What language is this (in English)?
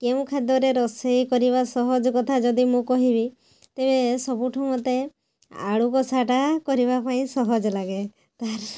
Odia